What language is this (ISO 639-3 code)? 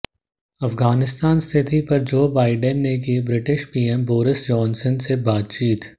hin